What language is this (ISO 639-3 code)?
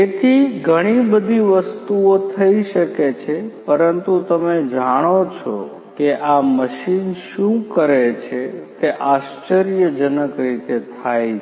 guj